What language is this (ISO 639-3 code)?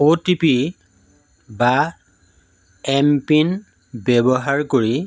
asm